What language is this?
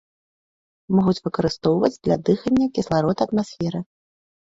Belarusian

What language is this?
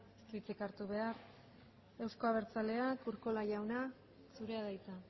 Basque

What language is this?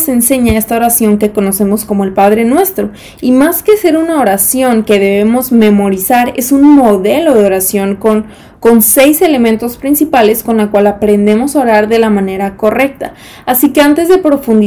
Spanish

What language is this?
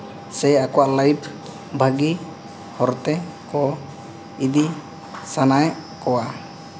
Santali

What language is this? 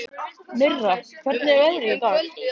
Icelandic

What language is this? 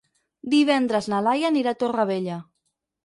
Catalan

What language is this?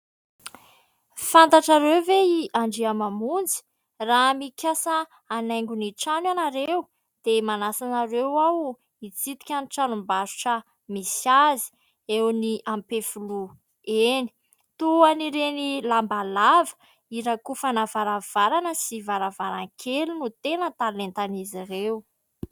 Malagasy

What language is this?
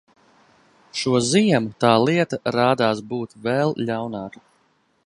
Latvian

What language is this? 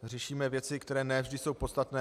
Czech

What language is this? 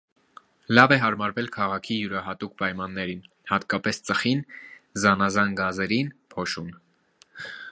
Armenian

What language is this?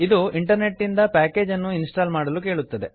Kannada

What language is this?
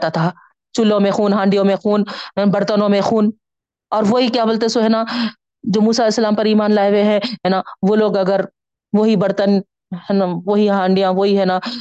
Urdu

